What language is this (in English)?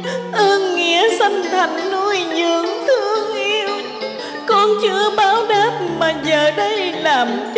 Vietnamese